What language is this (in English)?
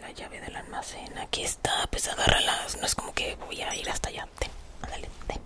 Spanish